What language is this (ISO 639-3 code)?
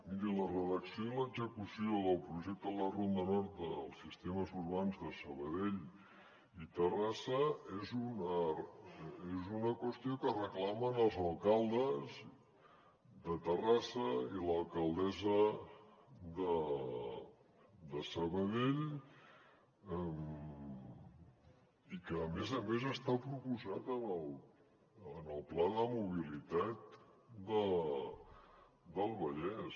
cat